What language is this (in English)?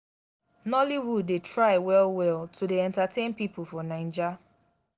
Nigerian Pidgin